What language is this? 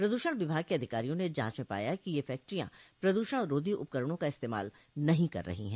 Hindi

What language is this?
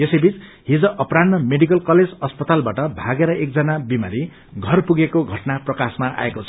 Nepali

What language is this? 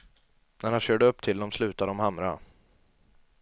Swedish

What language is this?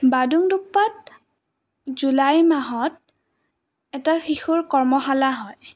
Assamese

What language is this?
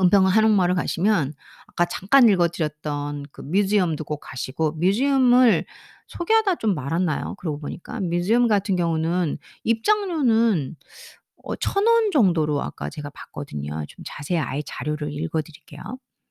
Korean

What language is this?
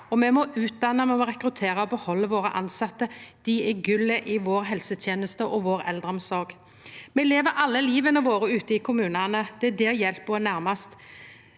Norwegian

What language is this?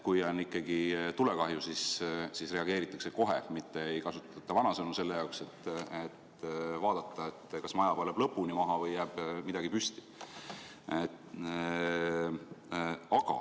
Estonian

